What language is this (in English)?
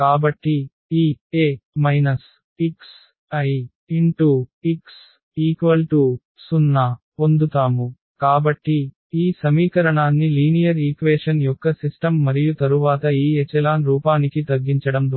Telugu